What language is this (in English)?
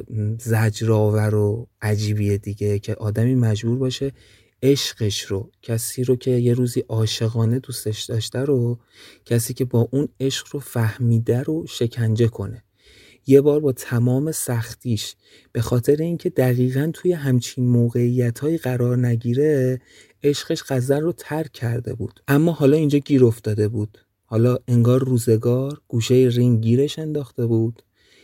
Persian